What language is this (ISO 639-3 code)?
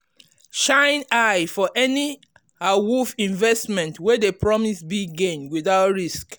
pcm